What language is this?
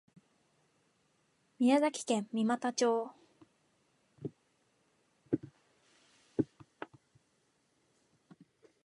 Japanese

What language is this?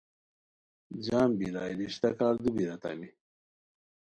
Khowar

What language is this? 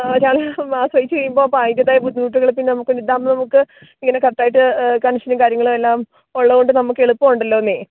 Malayalam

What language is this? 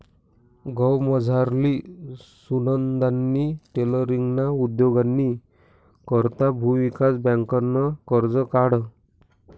Marathi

